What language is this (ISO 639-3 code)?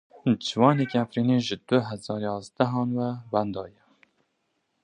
kur